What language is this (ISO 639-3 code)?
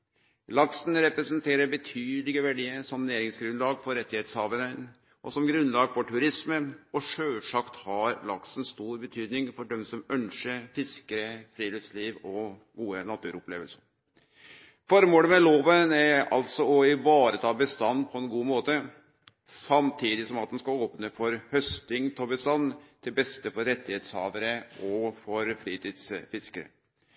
nno